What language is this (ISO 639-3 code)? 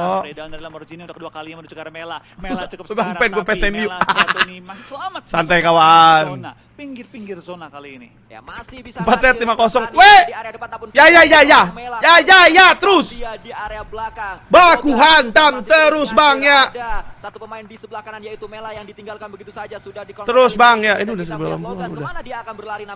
ind